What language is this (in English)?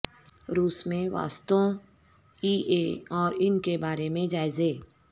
Urdu